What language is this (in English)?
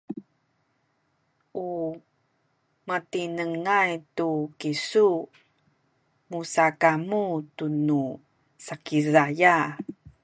Sakizaya